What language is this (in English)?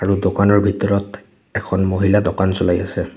Assamese